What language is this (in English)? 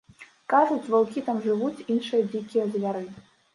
Belarusian